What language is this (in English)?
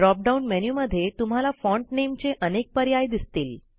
Marathi